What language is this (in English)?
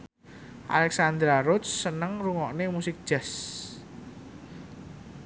Javanese